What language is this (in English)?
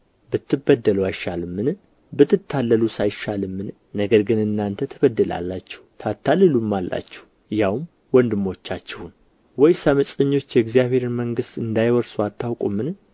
Amharic